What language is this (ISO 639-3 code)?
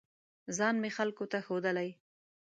pus